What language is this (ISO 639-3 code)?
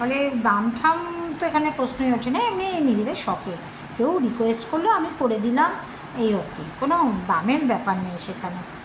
ben